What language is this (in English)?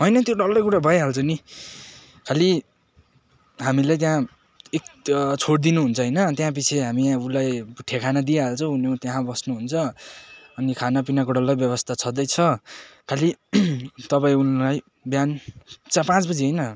Nepali